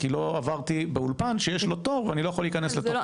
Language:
Hebrew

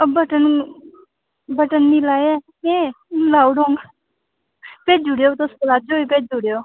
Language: Dogri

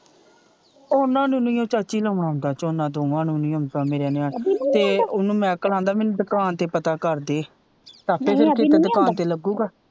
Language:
Punjabi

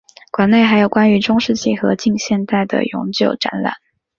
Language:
Chinese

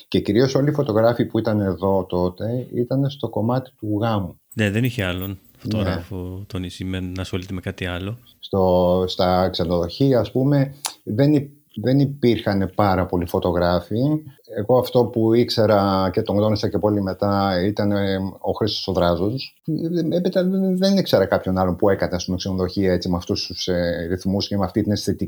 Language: Greek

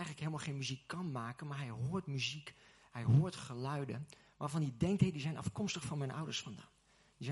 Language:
Dutch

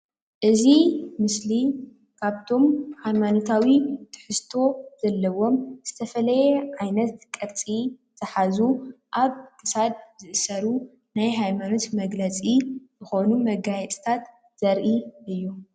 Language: Tigrinya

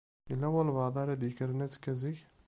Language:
Kabyle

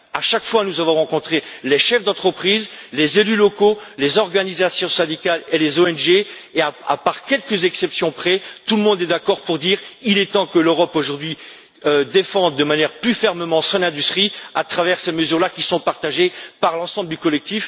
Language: French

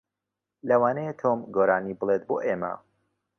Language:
Central Kurdish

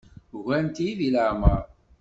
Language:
Kabyle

